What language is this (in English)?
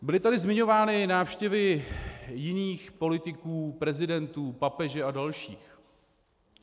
Czech